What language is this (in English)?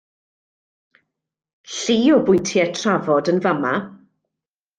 Welsh